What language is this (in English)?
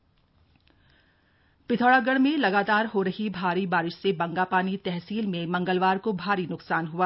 Hindi